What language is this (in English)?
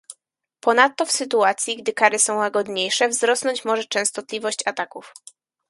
Polish